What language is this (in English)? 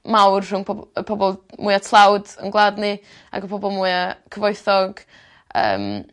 Welsh